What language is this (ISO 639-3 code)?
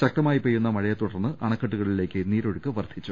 mal